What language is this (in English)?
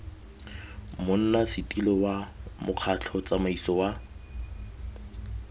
Tswana